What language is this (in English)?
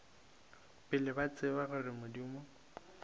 Northern Sotho